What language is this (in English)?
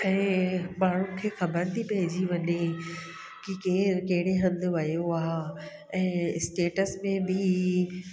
Sindhi